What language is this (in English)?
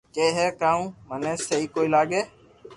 Loarki